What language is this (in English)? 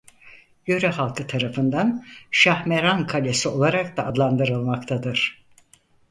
Turkish